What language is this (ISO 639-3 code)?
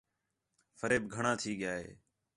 xhe